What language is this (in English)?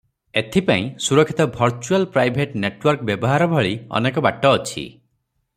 Odia